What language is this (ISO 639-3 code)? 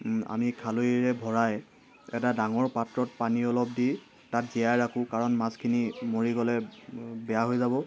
asm